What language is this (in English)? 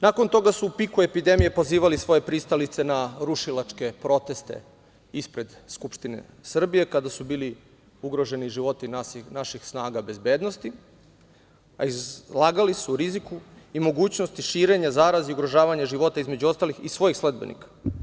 Serbian